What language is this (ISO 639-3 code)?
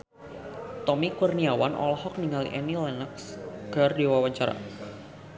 sun